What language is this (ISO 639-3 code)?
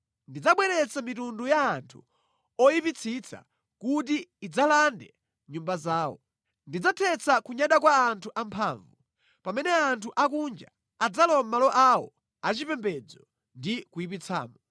nya